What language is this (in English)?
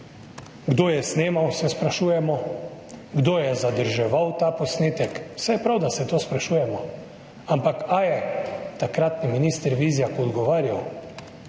Slovenian